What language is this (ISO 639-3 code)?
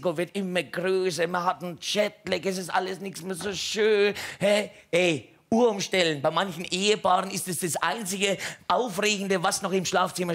deu